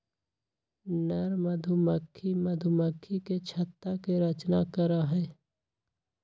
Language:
Magahi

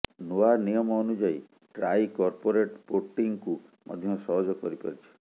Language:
Odia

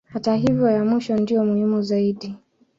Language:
Swahili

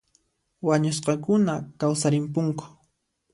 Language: Puno Quechua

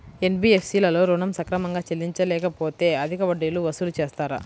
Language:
Telugu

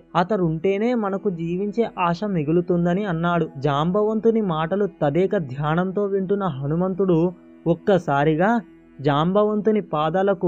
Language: Telugu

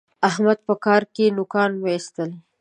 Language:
Pashto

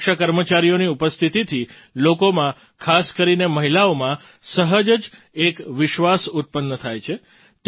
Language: Gujarati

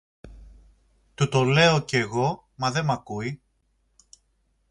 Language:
Greek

